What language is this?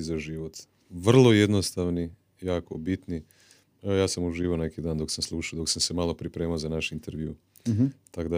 Croatian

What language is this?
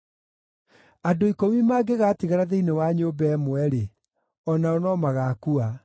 Kikuyu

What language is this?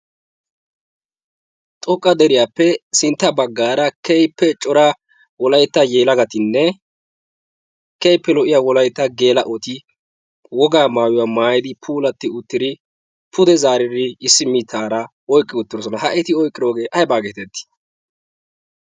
Wolaytta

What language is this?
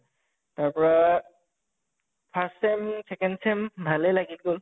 Assamese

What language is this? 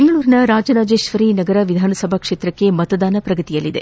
Kannada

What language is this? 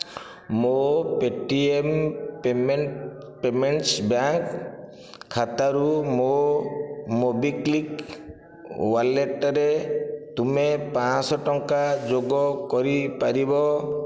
Odia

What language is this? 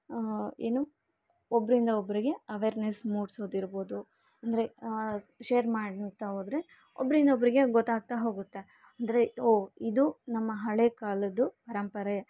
Kannada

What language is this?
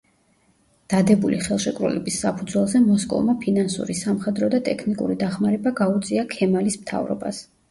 Georgian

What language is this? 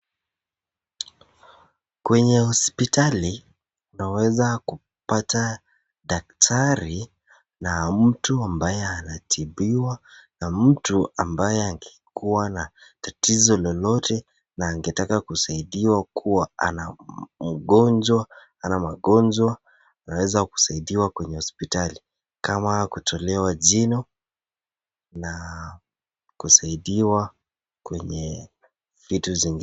Swahili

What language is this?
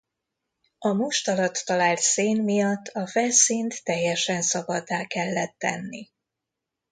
Hungarian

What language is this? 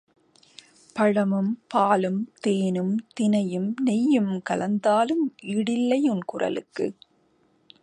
Tamil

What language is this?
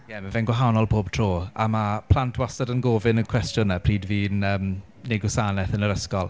Welsh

